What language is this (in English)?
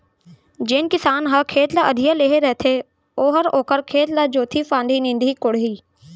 Chhattisgarhi